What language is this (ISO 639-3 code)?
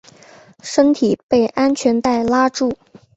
zho